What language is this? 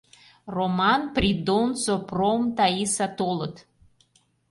Mari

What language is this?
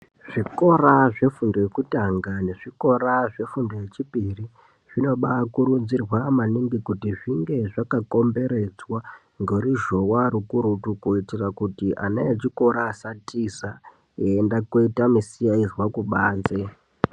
Ndau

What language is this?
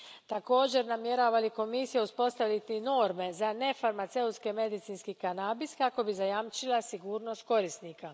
Croatian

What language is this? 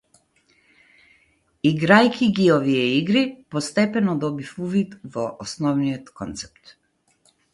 Macedonian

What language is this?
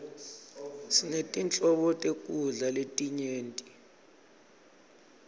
Swati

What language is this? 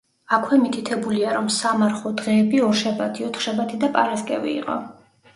Georgian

